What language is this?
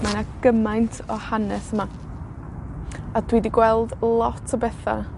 Welsh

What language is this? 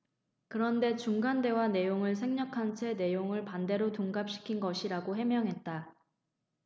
Korean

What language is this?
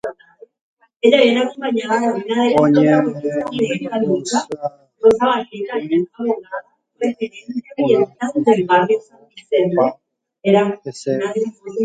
Guarani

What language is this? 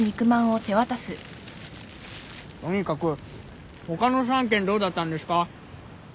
Japanese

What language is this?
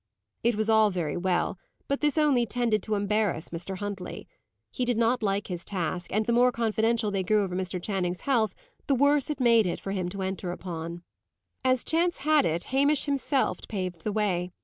English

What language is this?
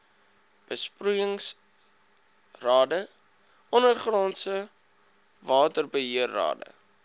Afrikaans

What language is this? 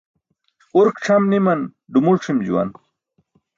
Burushaski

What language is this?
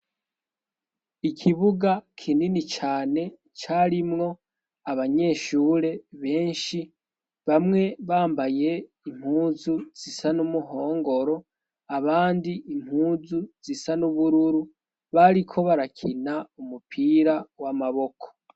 Rundi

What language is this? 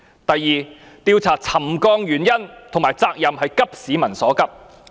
Cantonese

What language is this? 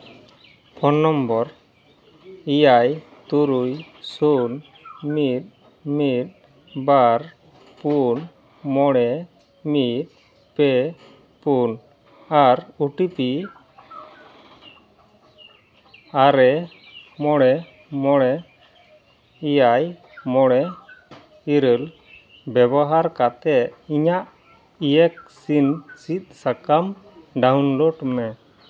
Santali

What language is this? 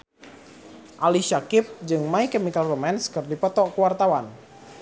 Sundanese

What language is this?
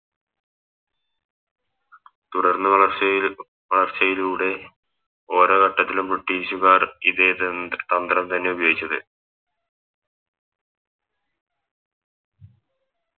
Malayalam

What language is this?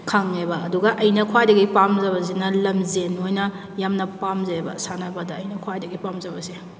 Manipuri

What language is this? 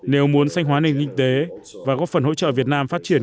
Vietnamese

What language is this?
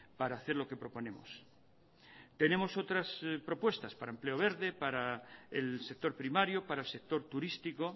Spanish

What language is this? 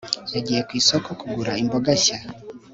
Kinyarwanda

